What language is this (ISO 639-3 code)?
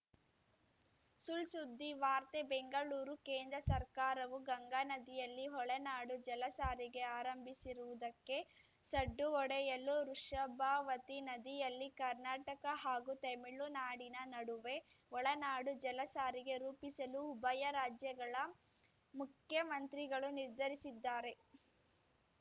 kan